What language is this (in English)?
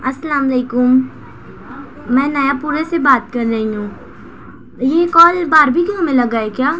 Urdu